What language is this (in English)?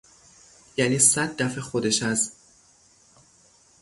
Persian